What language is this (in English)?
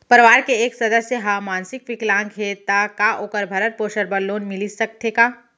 Chhattisgarhi